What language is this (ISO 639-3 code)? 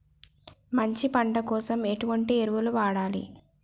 tel